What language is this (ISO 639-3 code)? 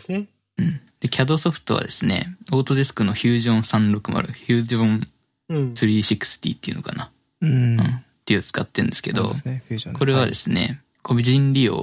jpn